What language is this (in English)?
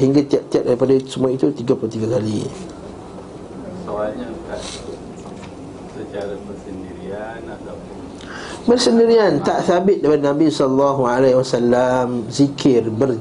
Malay